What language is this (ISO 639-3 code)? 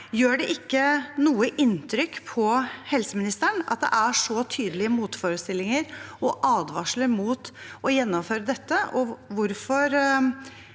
nor